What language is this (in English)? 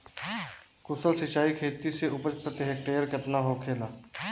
Bhojpuri